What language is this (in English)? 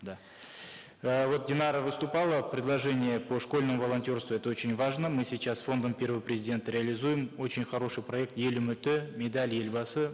Kazakh